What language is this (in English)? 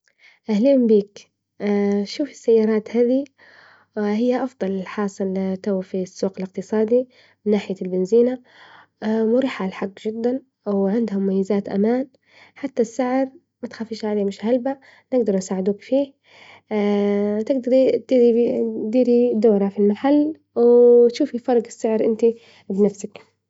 Libyan Arabic